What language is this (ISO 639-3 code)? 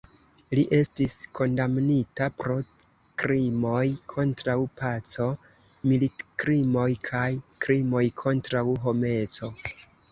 epo